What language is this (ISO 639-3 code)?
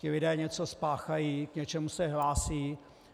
ces